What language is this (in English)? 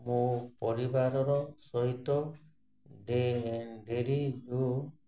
Odia